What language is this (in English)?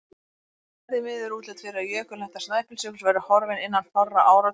Icelandic